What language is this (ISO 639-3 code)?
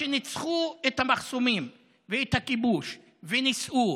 heb